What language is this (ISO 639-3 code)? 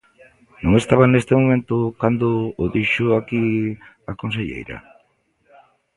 glg